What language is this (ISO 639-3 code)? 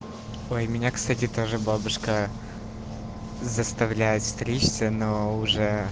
rus